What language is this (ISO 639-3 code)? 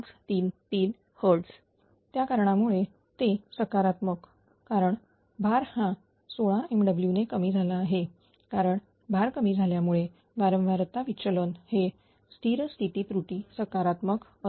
mar